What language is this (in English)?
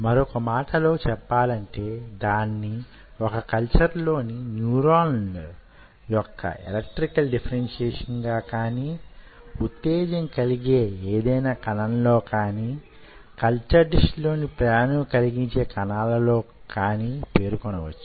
Telugu